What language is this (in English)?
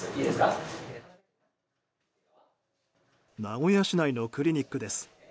Japanese